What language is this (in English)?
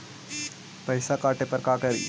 Magahi